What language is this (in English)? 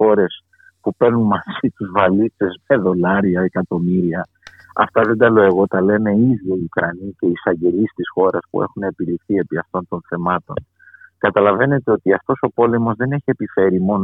Greek